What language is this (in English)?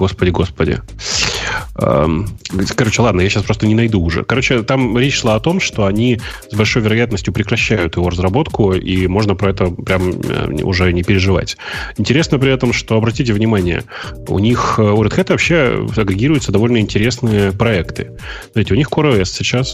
Russian